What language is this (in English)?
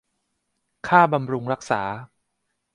Thai